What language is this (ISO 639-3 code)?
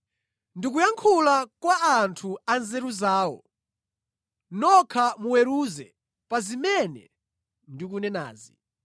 nya